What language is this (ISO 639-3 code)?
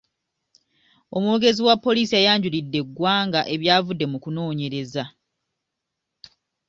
lug